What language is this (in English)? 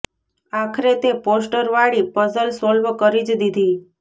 Gujarati